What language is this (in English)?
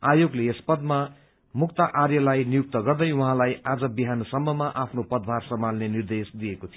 Nepali